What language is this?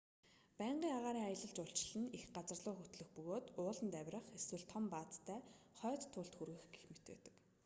Mongolian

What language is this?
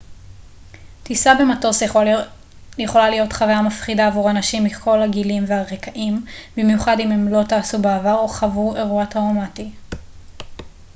Hebrew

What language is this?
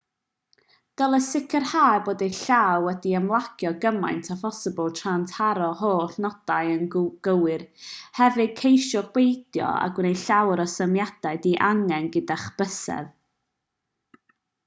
Welsh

